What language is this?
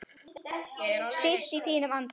Icelandic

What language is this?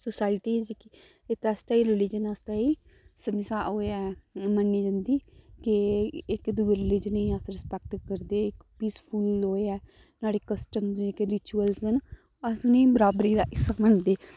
Dogri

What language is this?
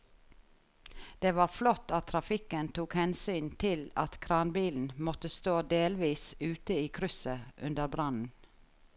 Norwegian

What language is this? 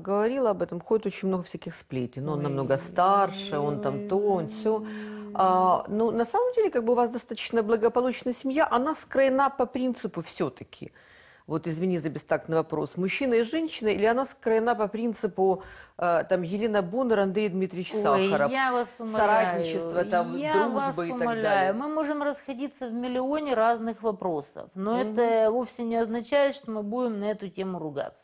Russian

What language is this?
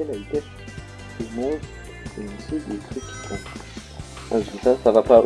French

